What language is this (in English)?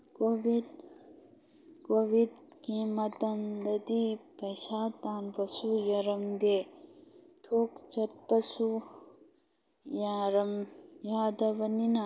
Manipuri